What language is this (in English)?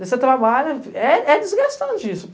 Portuguese